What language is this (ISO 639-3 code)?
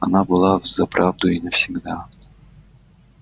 rus